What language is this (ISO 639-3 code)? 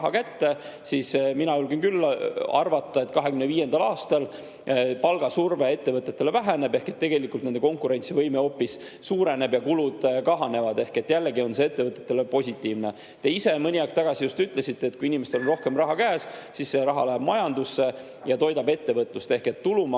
est